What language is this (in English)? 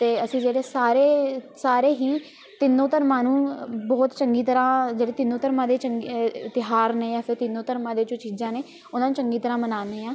Punjabi